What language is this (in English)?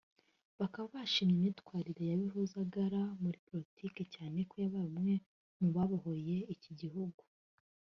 Kinyarwanda